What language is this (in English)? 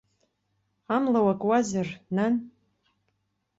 Abkhazian